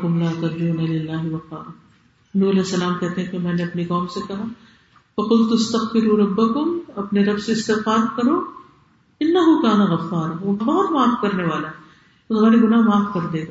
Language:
Urdu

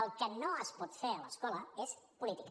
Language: Catalan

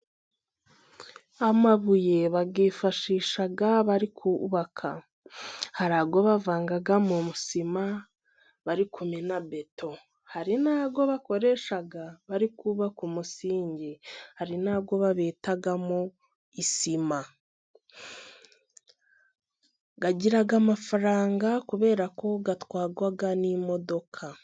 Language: Kinyarwanda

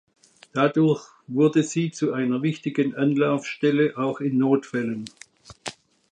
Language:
German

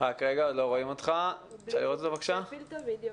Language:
Hebrew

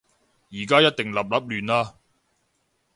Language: Cantonese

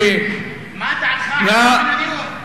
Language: Hebrew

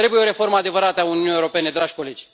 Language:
Romanian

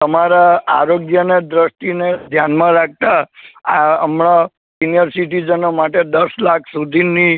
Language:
Gujarati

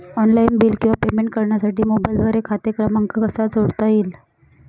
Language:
Marathi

